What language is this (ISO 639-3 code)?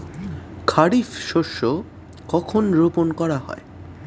ben